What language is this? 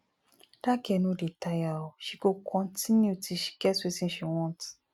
Nigerian Pidgin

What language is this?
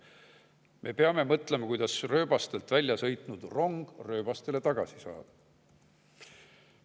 Estonian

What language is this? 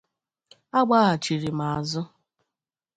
Igbo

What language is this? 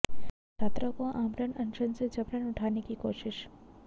Hindi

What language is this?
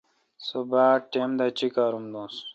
Kalkoti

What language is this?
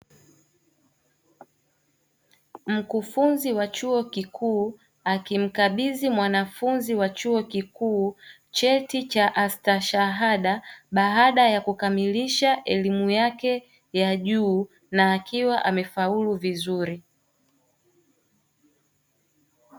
Swahili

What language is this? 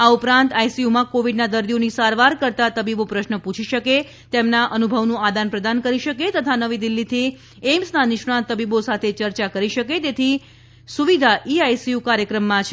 Gujarati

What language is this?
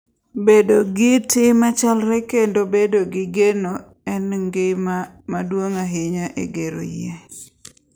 Luo (Kenya and Tanzania)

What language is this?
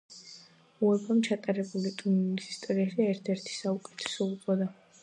Georgian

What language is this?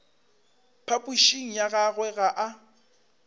Northern Sotho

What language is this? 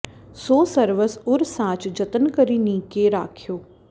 Sanskrit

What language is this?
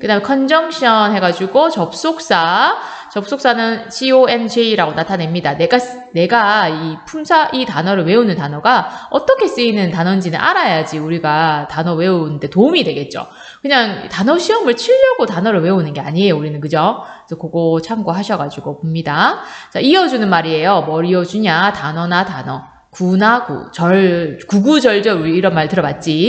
Korean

